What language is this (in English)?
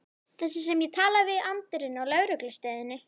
Icelandic